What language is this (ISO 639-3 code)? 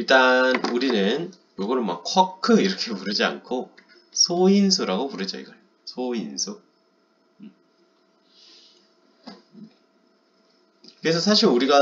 kor